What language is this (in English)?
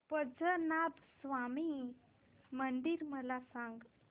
Marathi